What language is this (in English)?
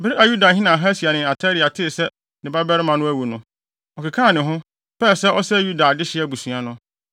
Akan